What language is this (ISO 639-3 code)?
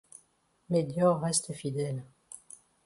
fra